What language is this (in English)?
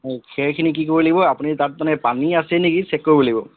Assamese